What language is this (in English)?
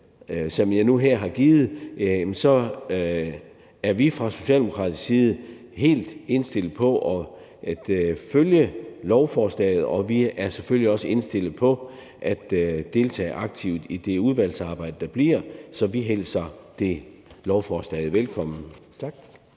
Danish